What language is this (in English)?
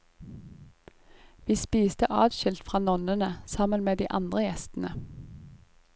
Norwegian